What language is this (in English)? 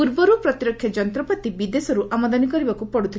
Odia